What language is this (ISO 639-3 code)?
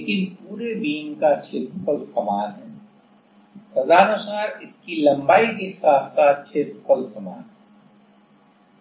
hin